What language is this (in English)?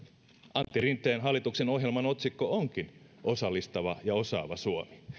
Finnish